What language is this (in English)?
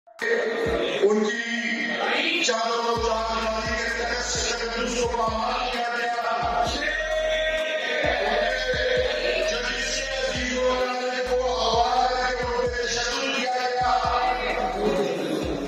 Romanian